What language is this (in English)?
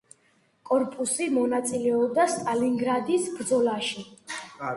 Georgian